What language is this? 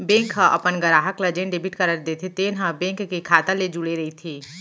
Chhattisgarhi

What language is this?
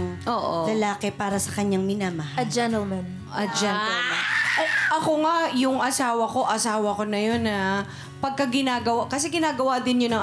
Filipino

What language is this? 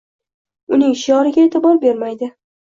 Uzbek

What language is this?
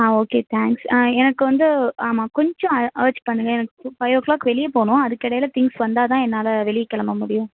Tamil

